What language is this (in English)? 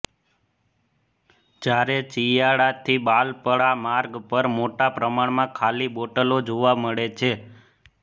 Gujarati